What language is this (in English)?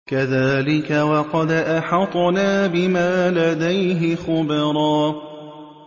Arabic